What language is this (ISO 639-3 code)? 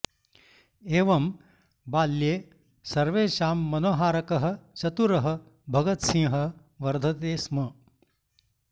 san